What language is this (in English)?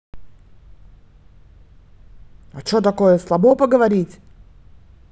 Russian